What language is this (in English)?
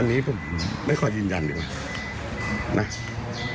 Thai